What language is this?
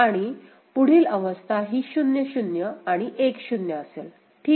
Marathi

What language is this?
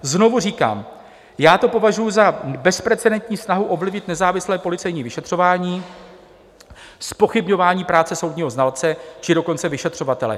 Czech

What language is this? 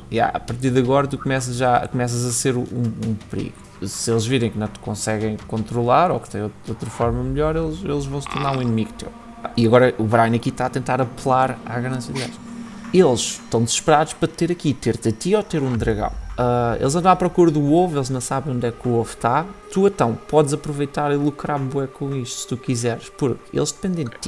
Portuguese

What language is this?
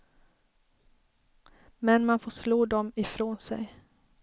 Swedish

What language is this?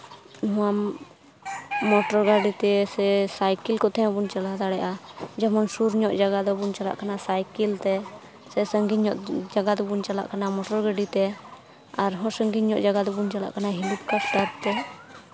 Santali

